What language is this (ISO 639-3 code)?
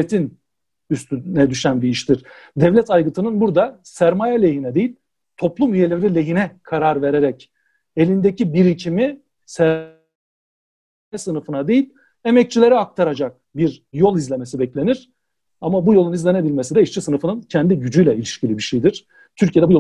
tur